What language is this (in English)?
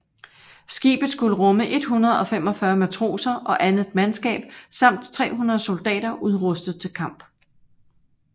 Danish